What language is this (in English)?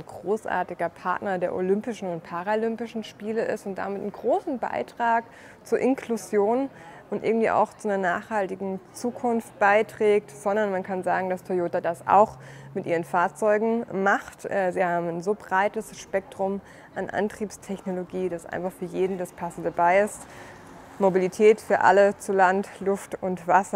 German